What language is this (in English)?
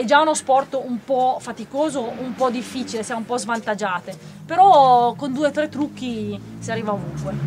Italian